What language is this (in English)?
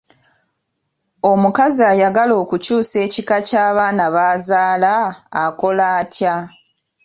Ganda